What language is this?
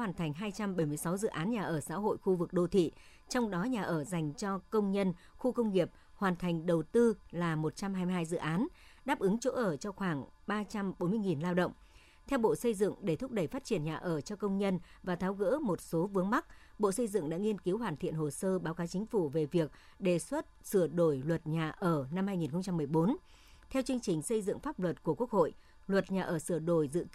Vietnamese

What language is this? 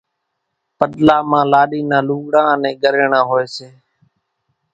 Kachi Koli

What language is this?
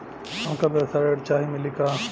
Bhojpuri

